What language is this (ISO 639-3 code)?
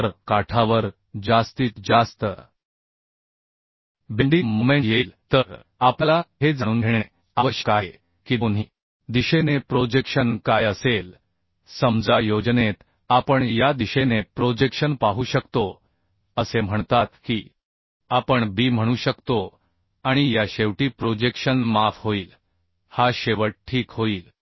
mar